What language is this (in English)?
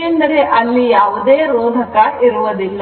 Kannada